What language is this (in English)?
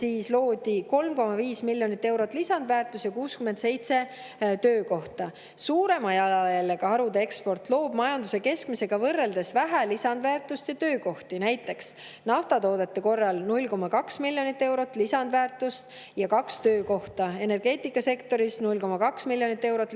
Estonian